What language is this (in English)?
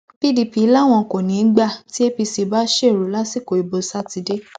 Yoruba